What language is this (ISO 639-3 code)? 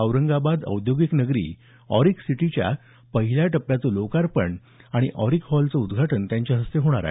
mar